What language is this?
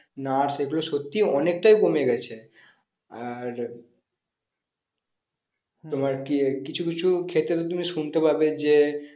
Bangla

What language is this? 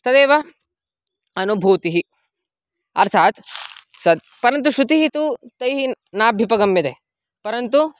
Sanskrit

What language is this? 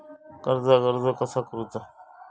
Marathi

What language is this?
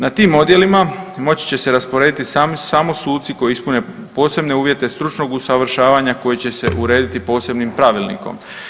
Croatian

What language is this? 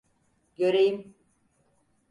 Turkish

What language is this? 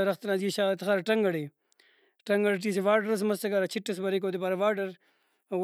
Brahui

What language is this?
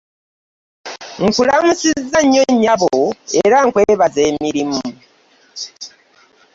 Ganda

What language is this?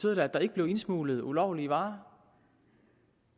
Danish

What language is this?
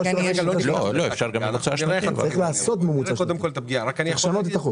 Hebrew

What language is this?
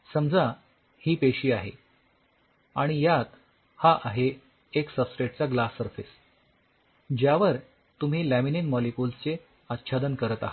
Marathi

